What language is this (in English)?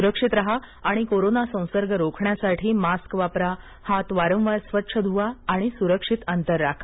Marathi